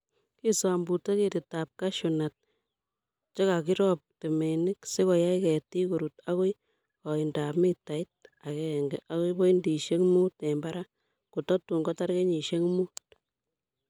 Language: Kalenjin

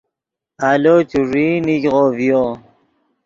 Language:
Yidgha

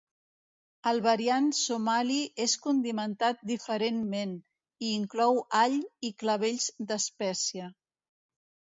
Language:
Catalan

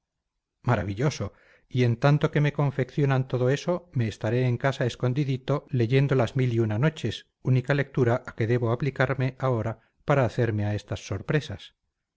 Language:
Spanish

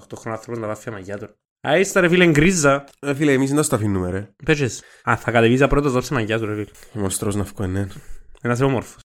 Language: Greek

